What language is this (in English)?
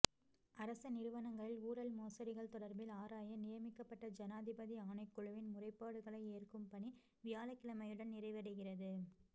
Tamil